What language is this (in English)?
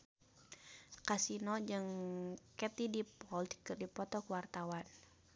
Sundanese